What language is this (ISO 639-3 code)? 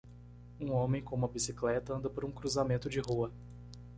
por